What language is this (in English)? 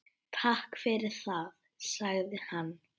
Icelandic